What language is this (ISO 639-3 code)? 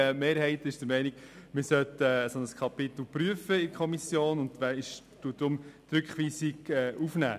gsw